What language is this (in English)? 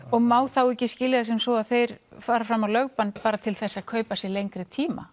Icelandic